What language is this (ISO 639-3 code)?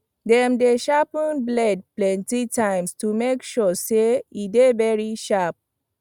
pcm